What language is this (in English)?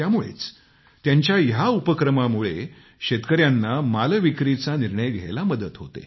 Marathi